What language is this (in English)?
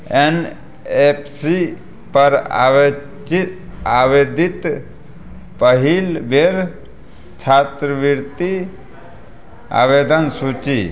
Maithili